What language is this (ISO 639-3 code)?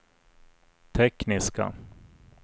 swe